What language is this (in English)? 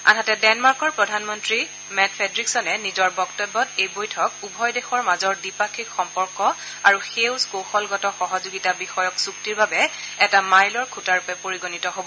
Assamese